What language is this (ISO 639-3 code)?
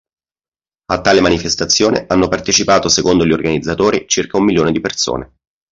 ita